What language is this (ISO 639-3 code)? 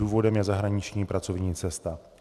ces